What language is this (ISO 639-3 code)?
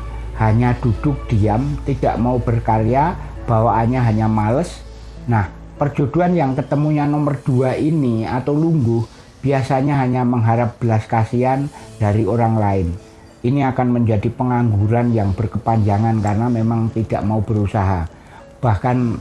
ind